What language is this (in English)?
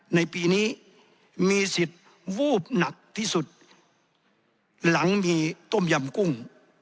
Thai